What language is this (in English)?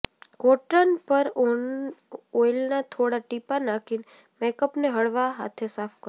Gujarati